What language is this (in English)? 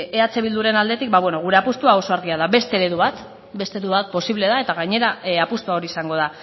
Basque